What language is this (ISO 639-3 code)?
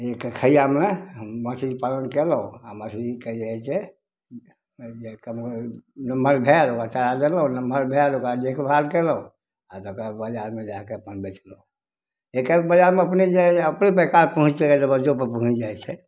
mai